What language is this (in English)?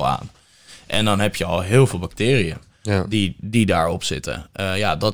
Dutch